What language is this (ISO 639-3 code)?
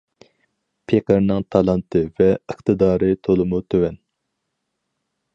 uig